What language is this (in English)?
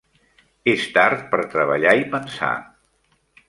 Catalan